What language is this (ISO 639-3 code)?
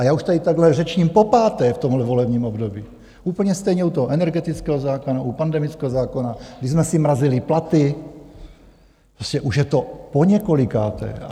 ces